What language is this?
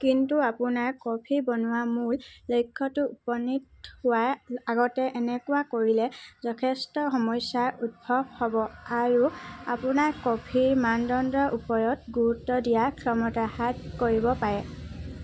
Assamese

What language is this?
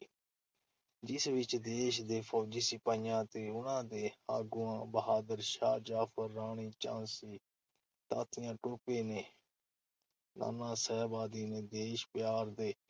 Punjabi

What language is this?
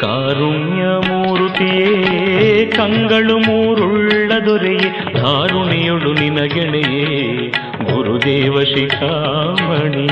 Kannada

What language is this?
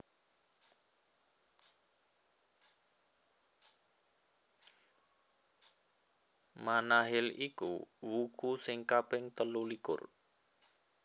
Javanese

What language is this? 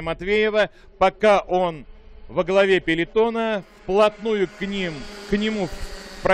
Russian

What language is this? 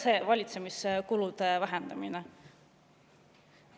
Estonian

